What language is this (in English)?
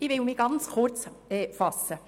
Swiss German